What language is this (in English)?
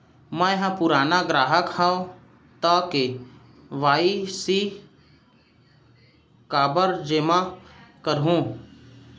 Chhattisgarhi